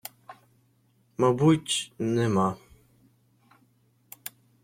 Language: Ukrainian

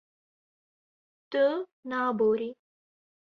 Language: Kurdish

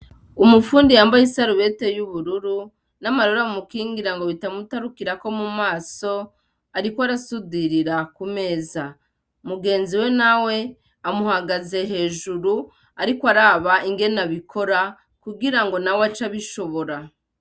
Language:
Rundi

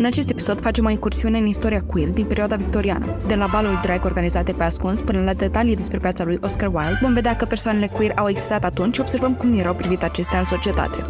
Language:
Romanian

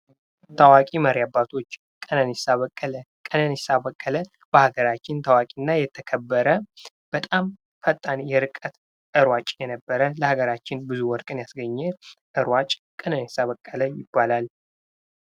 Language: Amharic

